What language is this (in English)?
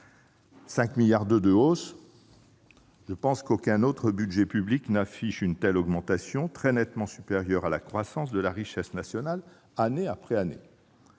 French